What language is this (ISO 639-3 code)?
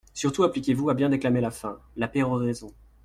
fra